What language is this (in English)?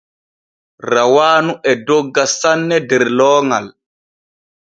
Borgu Fulfulde